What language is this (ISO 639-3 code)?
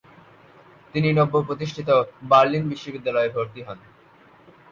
ben